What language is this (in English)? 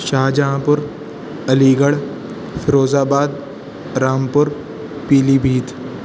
Urdu